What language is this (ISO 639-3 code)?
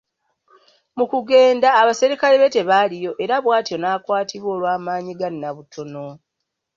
lug